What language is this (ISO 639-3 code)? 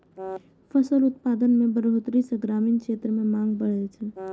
mai